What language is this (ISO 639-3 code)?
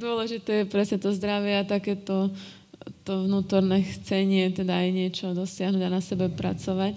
slk